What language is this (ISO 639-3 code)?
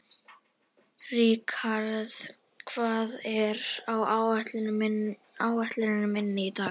isl